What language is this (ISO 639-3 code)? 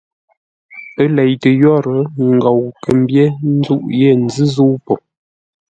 nla